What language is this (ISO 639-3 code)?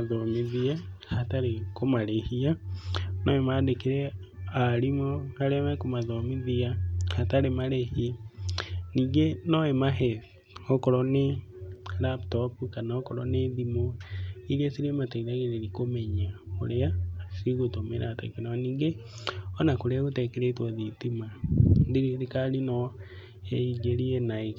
kik